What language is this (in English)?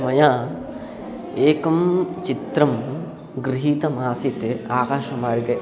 Sanskrit